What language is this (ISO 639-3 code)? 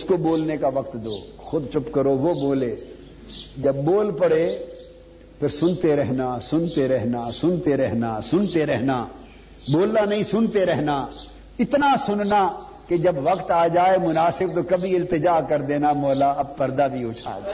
urd